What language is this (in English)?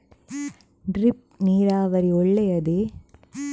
Kannada